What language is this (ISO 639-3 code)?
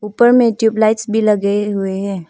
hin